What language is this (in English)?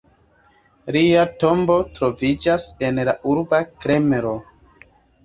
Esperanto